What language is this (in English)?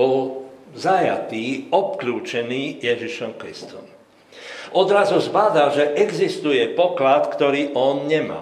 Slovak